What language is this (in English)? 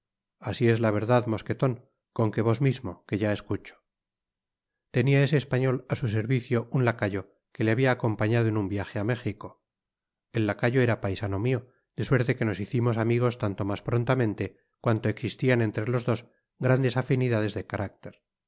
Spanish